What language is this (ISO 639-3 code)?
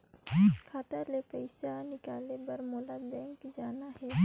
hne